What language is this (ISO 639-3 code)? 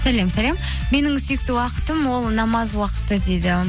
kaz